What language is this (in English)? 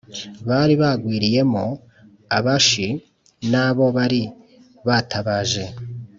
Kinyarwanda